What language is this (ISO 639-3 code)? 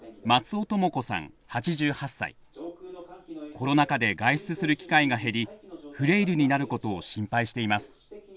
jpn